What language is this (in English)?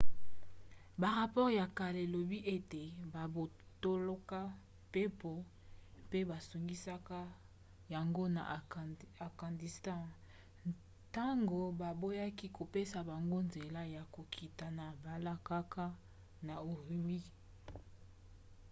Lingala